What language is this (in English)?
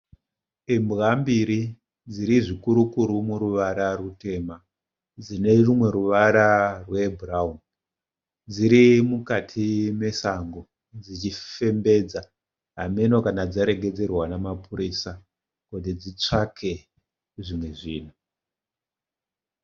Shona